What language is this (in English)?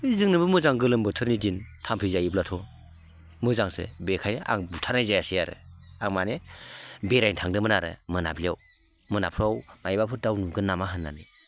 Bodo